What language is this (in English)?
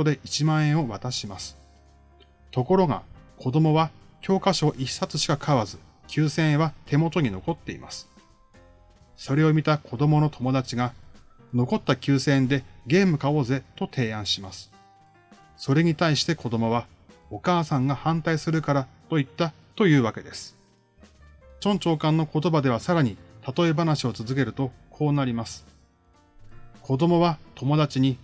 Japanese